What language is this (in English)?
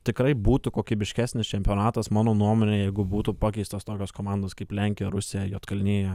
Lithuanian